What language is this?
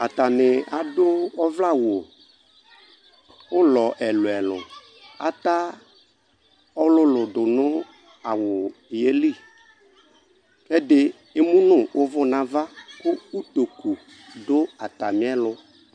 Ikposo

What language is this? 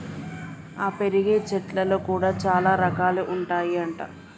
Telugu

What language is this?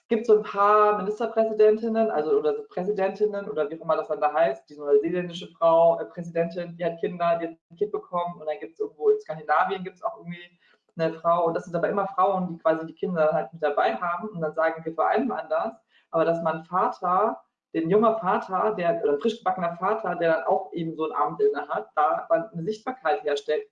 German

